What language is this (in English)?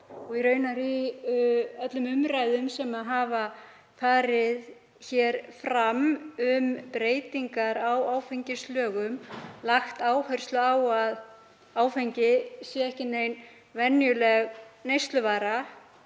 Icelandic